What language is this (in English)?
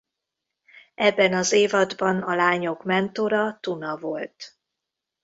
Hungarian